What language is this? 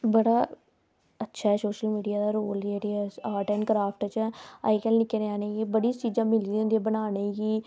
Dogri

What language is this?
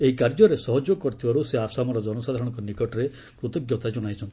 Odia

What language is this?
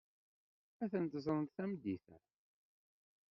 Kabyle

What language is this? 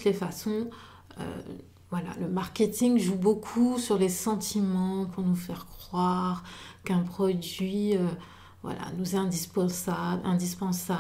French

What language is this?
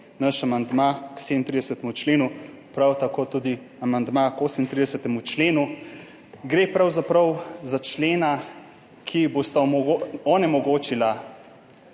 Slovenian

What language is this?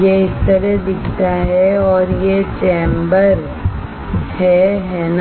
Hindi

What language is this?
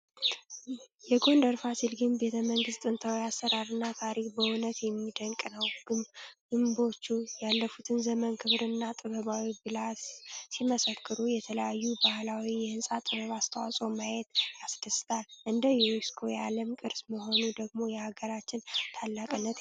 Amharic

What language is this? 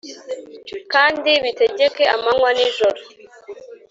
Kinyarwanda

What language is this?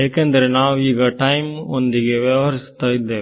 Kannada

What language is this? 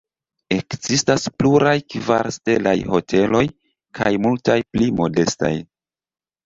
Esperanto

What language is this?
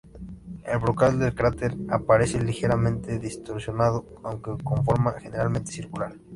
Spanish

